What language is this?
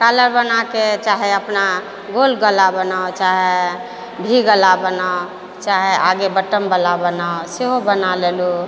Maithili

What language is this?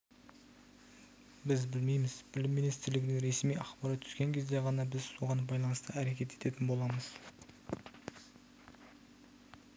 Kazakh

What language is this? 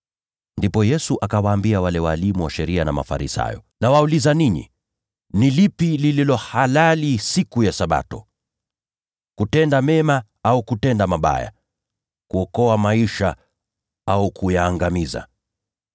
Swahili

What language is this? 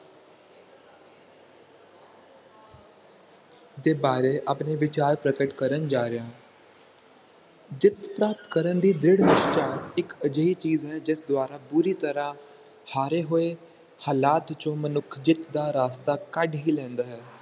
Punjabi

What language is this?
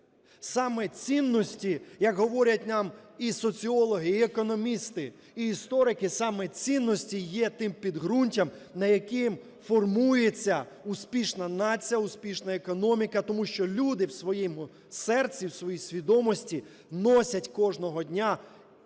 Ukrainian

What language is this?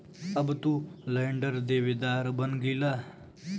Bhojpuri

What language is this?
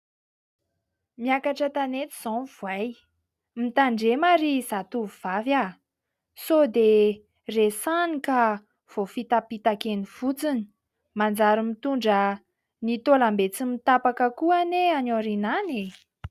Malagasy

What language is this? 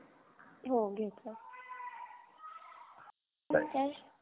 Marathi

